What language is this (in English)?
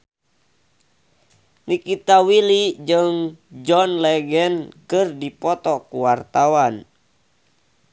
Sundanese